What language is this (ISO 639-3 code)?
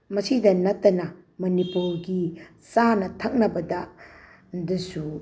mni